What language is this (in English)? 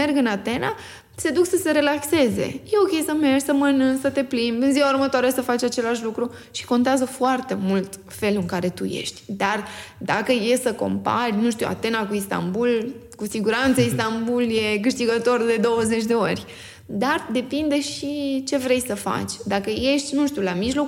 Romanian